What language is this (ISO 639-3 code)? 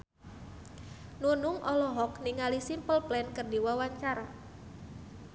sun